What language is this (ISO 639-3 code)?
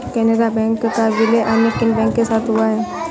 hin